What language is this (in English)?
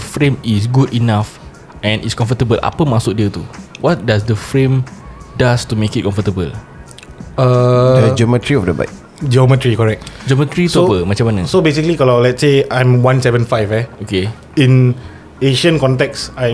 Malay